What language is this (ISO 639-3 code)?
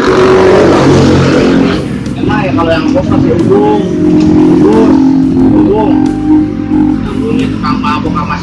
ind